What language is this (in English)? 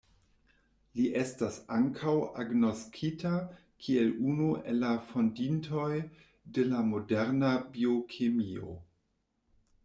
Esperanto